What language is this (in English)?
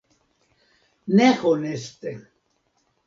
Esperanto